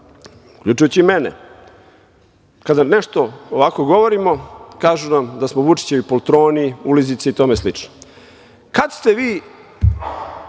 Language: Serbian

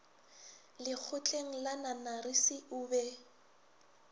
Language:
Northern Sotho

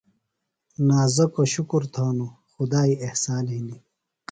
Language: Phalura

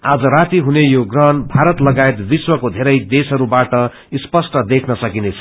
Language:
Nepali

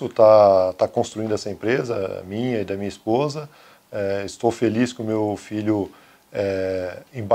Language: Portuguese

